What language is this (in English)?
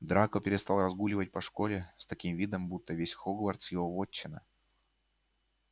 Russian